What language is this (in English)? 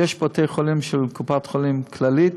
Hebrew